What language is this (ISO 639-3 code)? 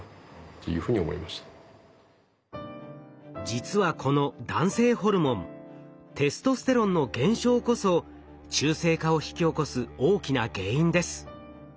jpn